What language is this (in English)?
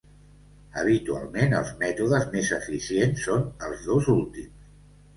Catalan